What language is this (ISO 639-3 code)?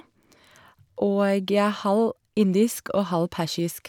nor